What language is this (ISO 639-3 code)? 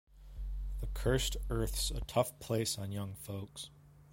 eng